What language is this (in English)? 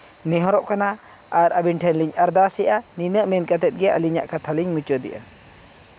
Santali